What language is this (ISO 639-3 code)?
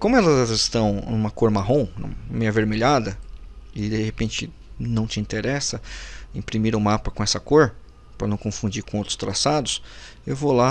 por